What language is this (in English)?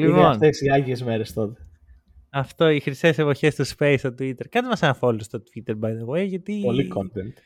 Greek